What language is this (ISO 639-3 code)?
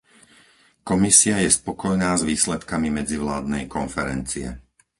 slk